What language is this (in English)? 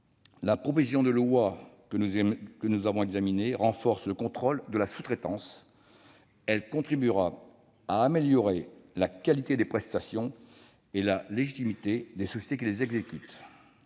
French